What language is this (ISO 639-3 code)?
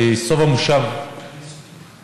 heb